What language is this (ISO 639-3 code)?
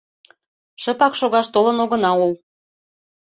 chm